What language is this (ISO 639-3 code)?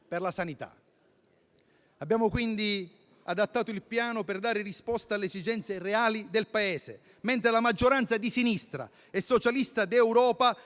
ita